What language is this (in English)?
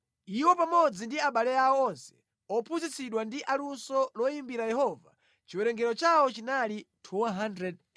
Nyanja